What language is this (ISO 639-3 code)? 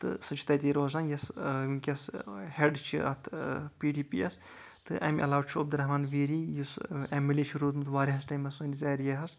kas